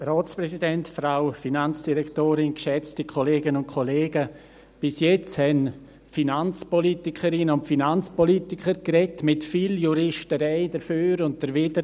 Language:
Swiss German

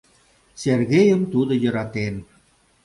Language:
Mari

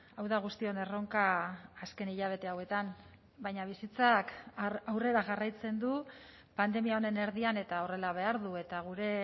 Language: Basque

